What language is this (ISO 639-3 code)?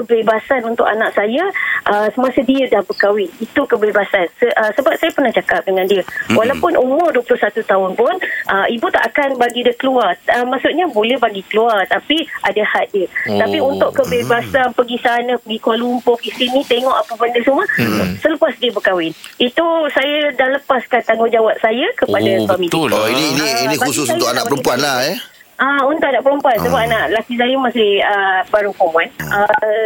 msa